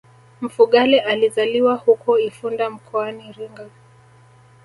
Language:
Swahili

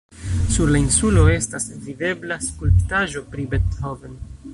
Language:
Esperanto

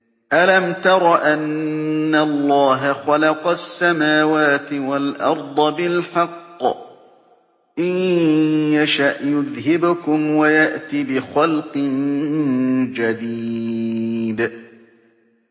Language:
Arabic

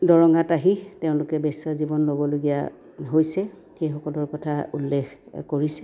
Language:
Assamese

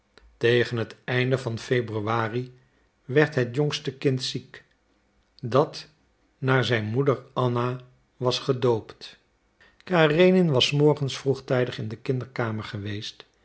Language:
Dutch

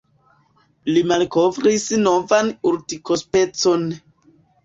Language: Esperanto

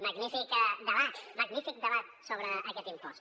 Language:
Catalan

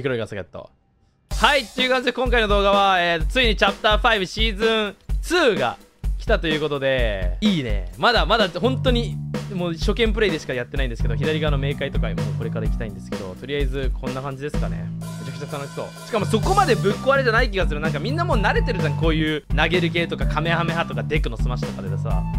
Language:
Japanese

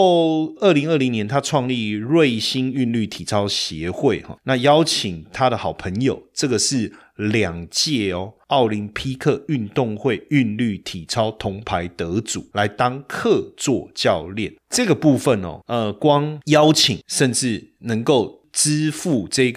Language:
Chinese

